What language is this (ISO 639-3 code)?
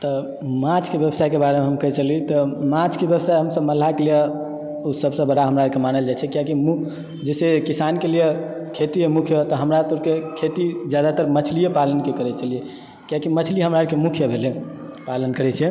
mai